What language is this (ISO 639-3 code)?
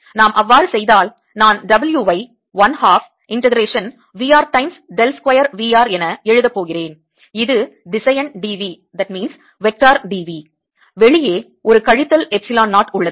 tam